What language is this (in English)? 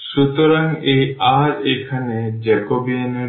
Bangla